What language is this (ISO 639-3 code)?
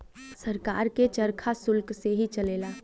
bho